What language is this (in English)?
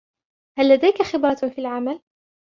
Arabic